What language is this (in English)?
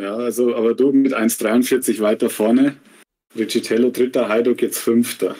German